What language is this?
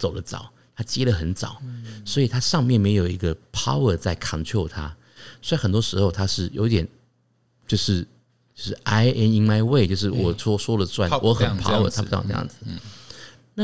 Chinese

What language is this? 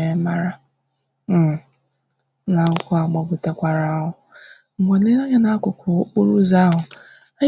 Igbo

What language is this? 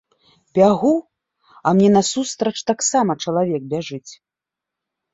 Belarusian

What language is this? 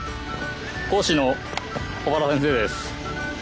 Japanese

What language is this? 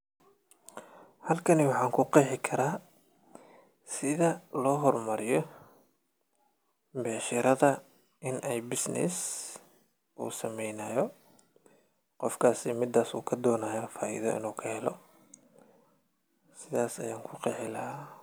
Somali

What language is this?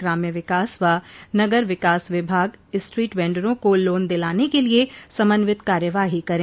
Hindi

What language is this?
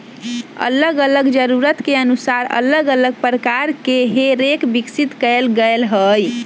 Magahi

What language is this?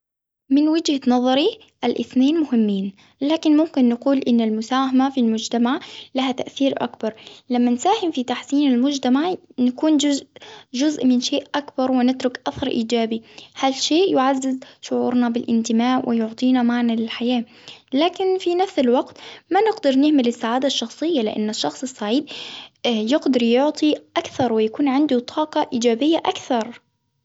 Hijazi Arabic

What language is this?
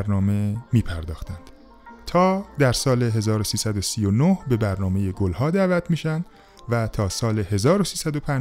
Persian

